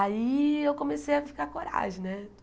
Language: Portuguese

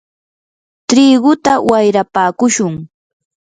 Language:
Yanahuanca Pasco Quechua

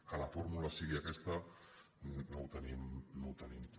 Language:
Catalan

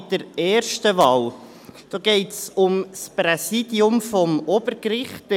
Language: Swiss German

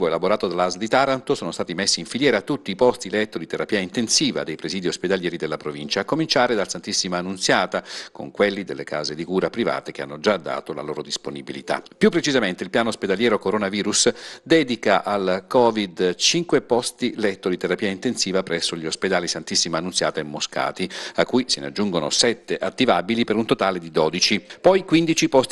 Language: Italian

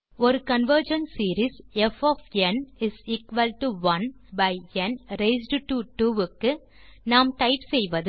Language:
Tamil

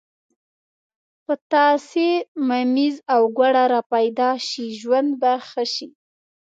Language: Pashto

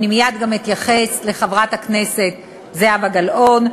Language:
Hebrew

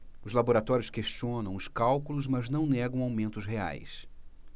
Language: Portuguese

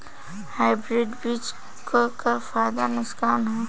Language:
Bhojpuri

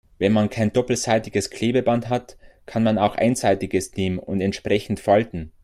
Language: German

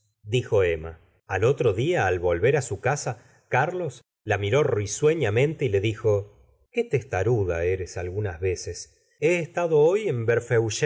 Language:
Spanish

